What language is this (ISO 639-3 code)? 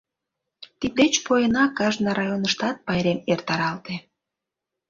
chm